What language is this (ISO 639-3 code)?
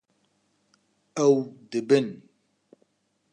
kur